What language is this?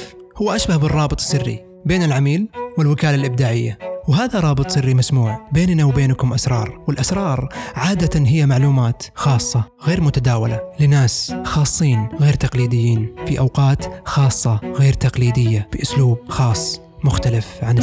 Arabic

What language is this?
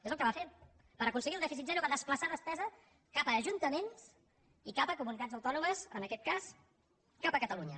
Catalan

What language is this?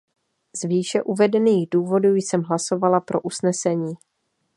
Czech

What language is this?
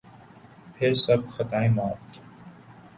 Urdu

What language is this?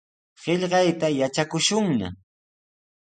Sihuas Ancash Quechua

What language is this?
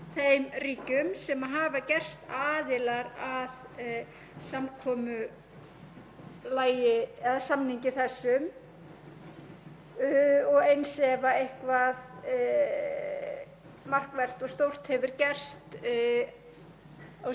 Icelandic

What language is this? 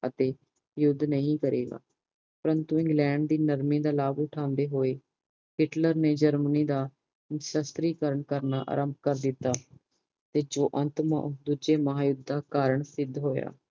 Punjabi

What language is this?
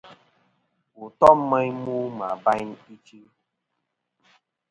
Kom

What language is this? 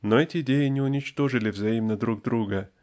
Russian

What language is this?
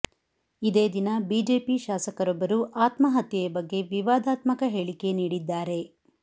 Kannada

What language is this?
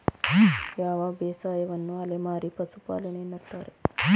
Kannada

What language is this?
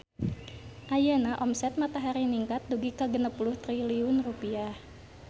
Sundanese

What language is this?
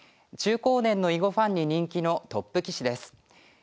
Japanese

